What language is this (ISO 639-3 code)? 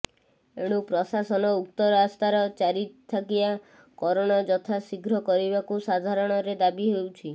ori